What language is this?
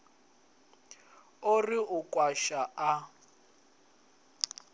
Venda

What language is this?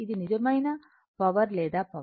Telugu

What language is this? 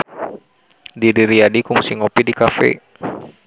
Sundanese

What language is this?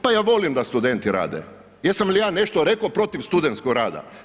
Croatian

